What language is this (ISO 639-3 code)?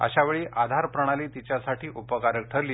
mar